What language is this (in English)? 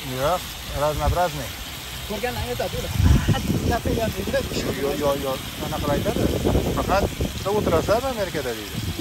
Turkish